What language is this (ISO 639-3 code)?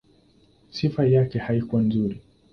swa